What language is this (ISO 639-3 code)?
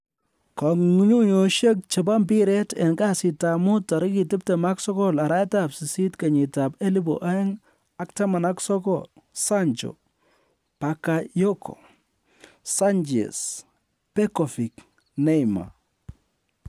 kln